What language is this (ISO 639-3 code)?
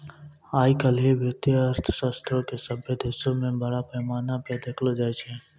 mai